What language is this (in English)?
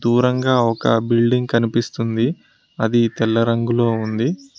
Telugu